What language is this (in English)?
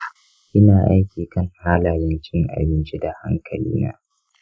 Hausa